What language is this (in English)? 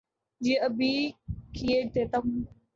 Urdu